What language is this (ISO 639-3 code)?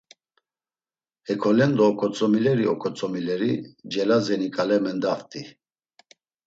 lzz